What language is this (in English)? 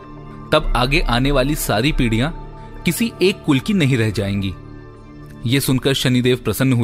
Hindi